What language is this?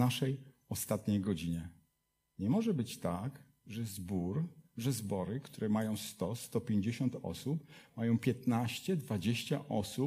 Polish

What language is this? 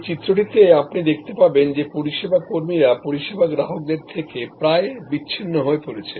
Bangla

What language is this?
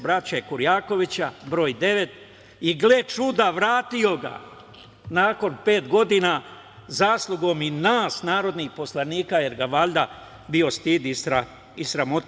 Serbian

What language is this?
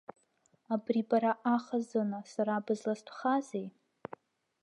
Abkhazian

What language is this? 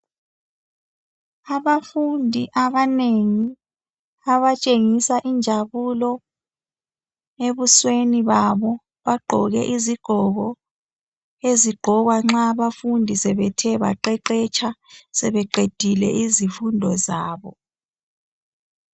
North Ndebele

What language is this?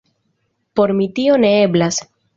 Esperanto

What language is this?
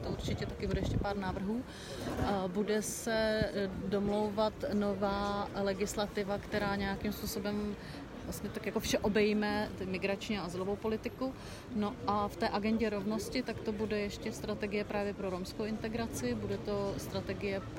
Czech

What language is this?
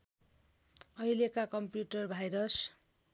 Nepali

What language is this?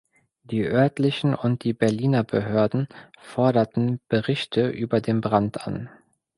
German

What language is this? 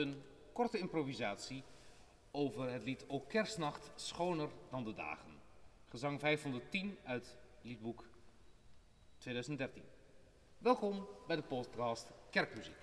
Dutch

